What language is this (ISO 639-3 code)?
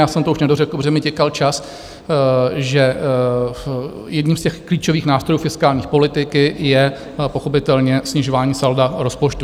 ces